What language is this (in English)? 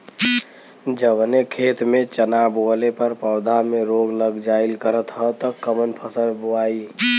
Bhojpuri